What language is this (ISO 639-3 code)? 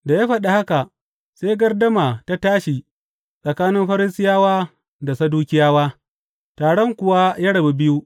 hau